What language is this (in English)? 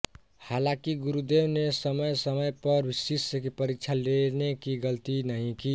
Hindi